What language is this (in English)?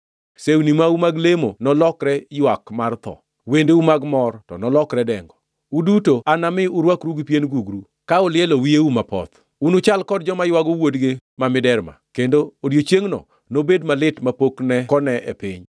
Luo (Kenya and Tanzania)